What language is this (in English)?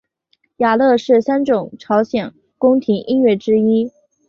Chinese